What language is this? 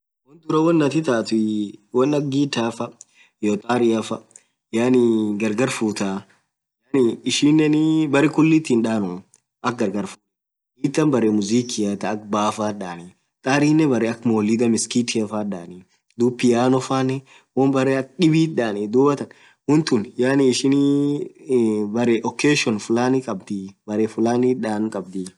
Orma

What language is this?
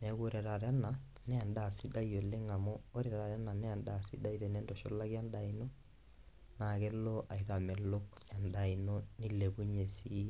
Masai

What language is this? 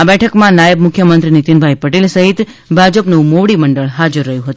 Gujarati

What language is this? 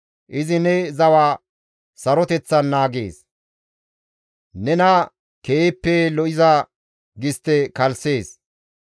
Gamo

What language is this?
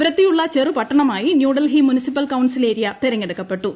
Malayalam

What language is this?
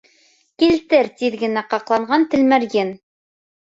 Bashkir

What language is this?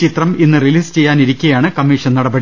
Malayalam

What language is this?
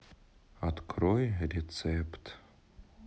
Russian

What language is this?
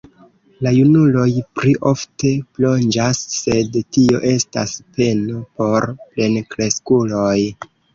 Esperanto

